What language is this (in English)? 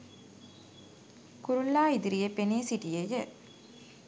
Sinhala